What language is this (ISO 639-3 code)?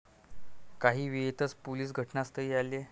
mar